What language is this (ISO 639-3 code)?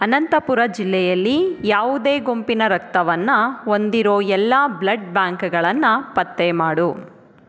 kan